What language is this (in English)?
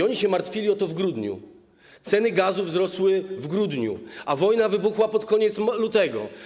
Polish